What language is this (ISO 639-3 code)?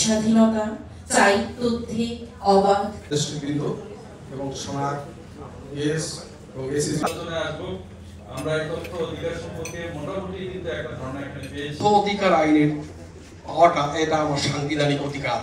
ben